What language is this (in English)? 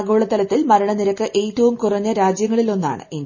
Malayalam